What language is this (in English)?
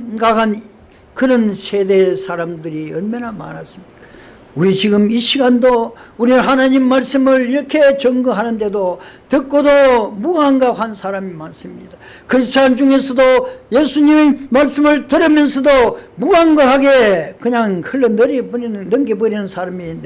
Korean